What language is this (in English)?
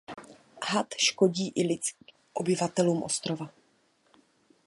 Czech